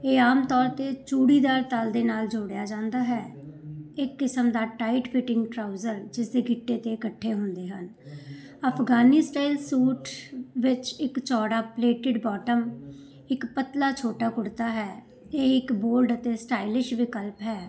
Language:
Punjabi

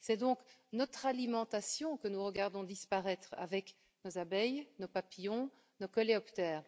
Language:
French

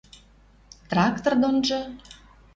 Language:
Western Mari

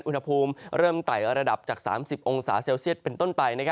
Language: Thai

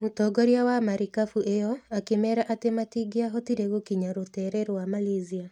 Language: Kikuyu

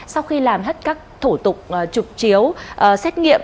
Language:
Vietnamese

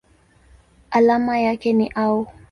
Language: Swahili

